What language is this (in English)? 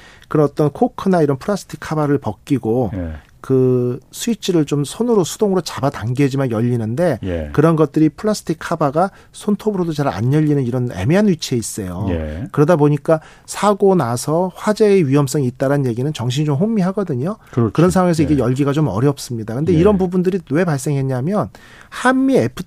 Korean